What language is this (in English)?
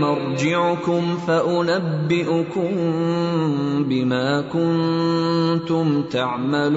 Urdu